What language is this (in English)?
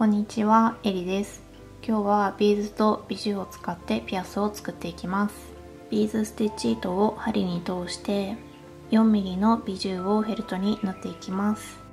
Japanese